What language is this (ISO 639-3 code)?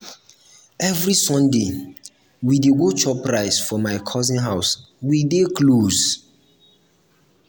pcm